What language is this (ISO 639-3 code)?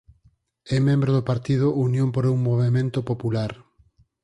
glg